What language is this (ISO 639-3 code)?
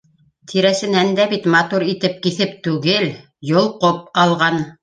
bak